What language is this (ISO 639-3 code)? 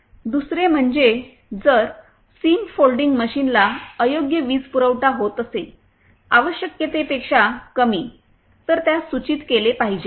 mar